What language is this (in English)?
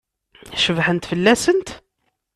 Kabyle